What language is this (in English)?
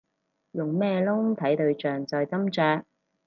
Cantonese